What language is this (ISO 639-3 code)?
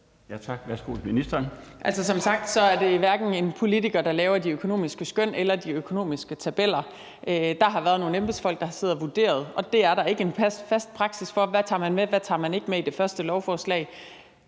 dan